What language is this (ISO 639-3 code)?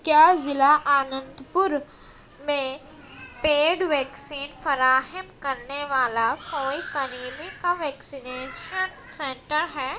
urd